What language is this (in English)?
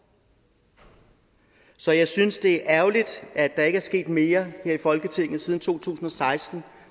Danish